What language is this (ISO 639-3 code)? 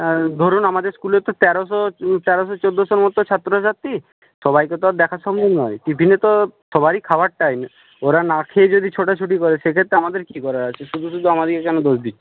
ben